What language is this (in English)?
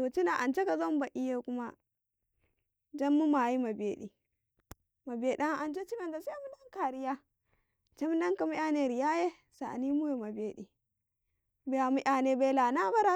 Karekare